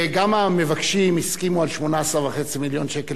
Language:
Hebrew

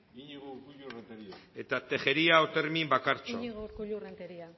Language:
Basque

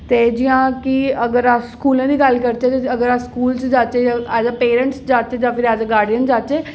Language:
Dogri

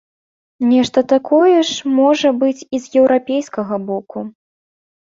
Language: Belarusian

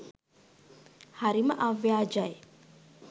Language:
Sinhala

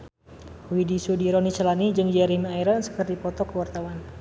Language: Sundanese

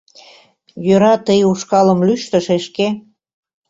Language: Mari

